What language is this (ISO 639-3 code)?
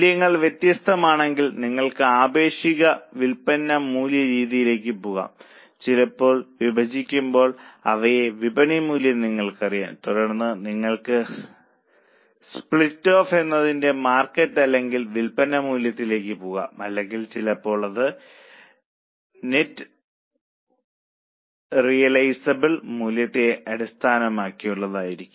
mal